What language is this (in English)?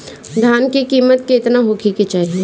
Bhojpuri